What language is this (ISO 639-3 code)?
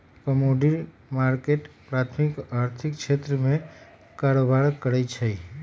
mag